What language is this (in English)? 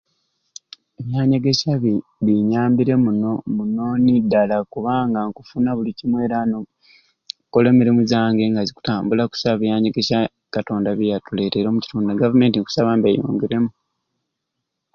Ruuli